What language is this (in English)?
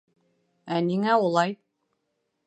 Bashkir